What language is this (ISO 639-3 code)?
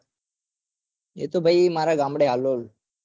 guj